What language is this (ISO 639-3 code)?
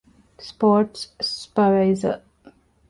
div